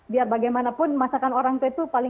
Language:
Indonesian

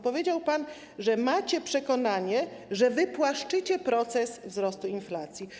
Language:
Polish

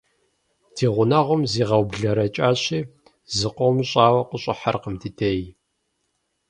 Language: Kabardian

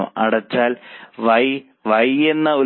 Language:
Malayalam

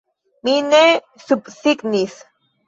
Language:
Esperanto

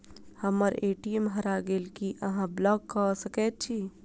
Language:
Maithili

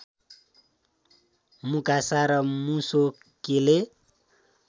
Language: Nepali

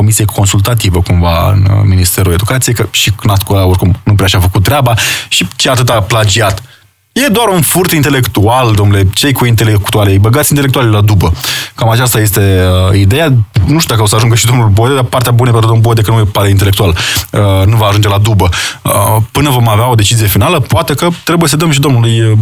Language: Romanian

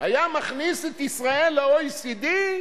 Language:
Hebrew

